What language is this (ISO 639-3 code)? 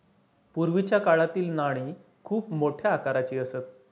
mar